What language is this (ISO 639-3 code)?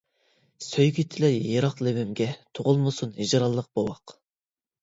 uig